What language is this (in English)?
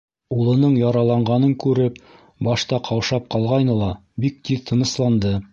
Bashkir